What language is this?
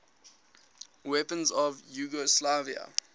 English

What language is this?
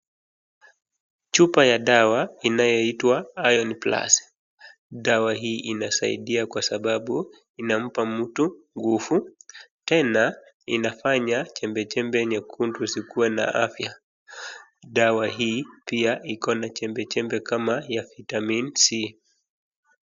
Swahili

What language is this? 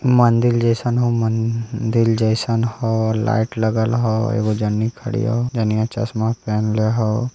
Magahi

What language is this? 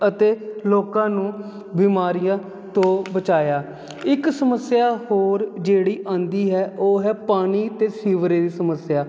Punjabi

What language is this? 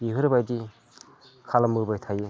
Bodo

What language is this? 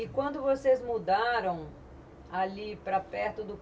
Portuguese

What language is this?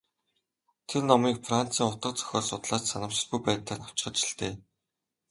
Mongolian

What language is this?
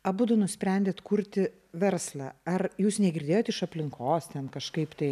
Lithuanian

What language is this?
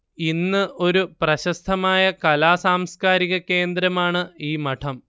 Malayalam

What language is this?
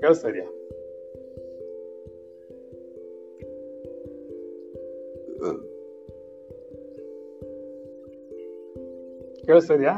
Kannada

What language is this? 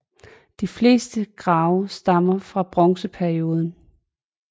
Danish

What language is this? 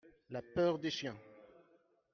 French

